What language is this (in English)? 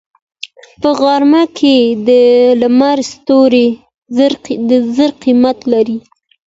Pashto